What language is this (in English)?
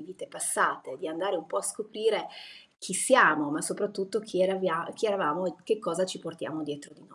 Italian